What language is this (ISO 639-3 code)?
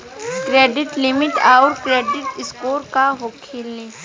bho